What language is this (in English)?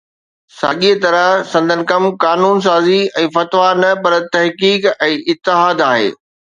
Sindhi